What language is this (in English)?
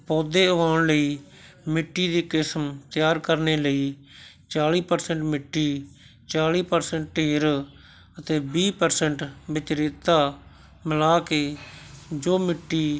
Punjabi